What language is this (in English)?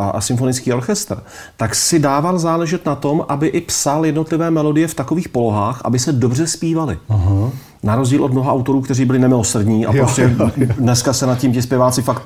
Czech